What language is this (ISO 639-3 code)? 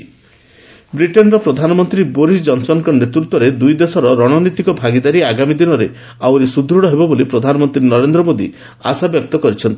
ori